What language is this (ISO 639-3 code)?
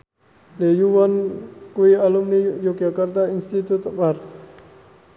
jav